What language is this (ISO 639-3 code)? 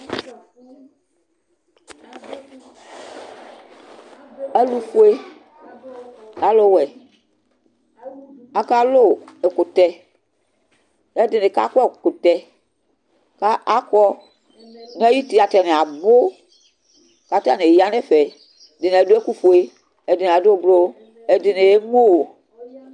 kpo